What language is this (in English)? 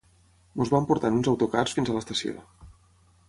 Catalan